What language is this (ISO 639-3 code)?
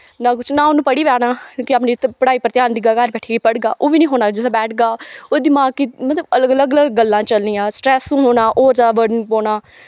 doi